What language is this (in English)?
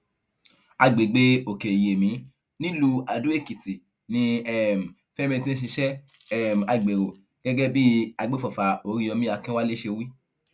Yoruba